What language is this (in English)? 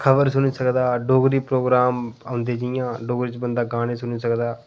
Dogri